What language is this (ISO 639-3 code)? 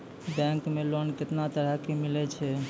mai